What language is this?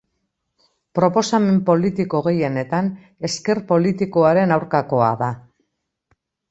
Basque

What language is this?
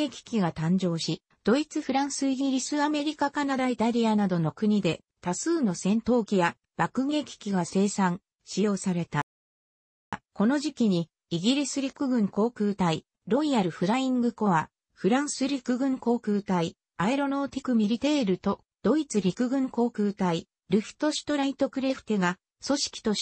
Japanese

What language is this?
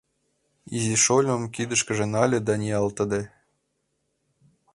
Mari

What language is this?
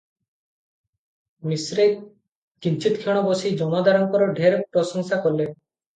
Odia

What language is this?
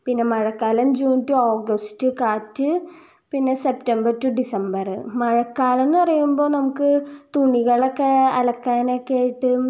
Malayalam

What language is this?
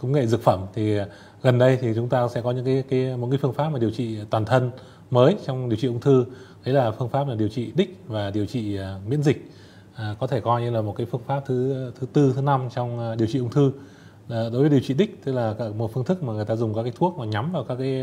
Vietnamese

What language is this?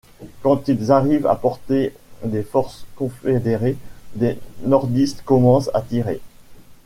French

